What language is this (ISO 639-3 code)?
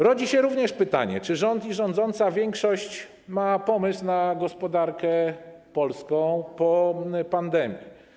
pol